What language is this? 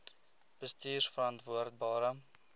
Afrikaans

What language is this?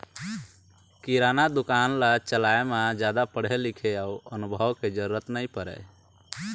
Chhattisgarhi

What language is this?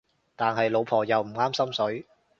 Cantonese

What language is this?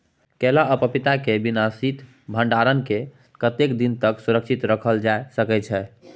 Maithili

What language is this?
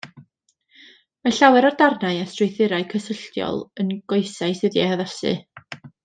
Welsh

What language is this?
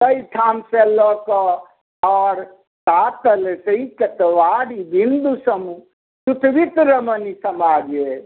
Maithili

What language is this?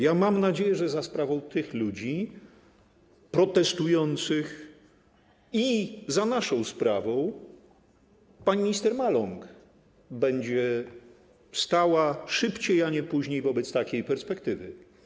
Polish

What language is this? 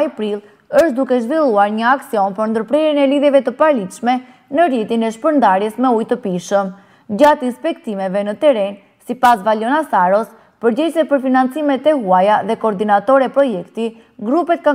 Romanian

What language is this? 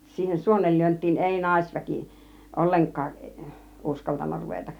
Finnish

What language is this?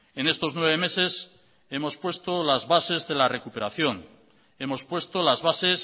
Spanish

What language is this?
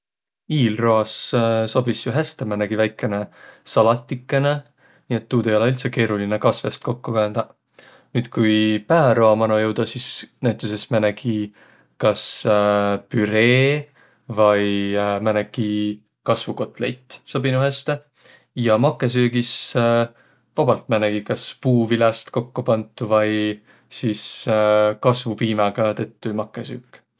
Võro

